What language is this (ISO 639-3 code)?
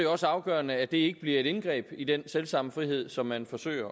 dan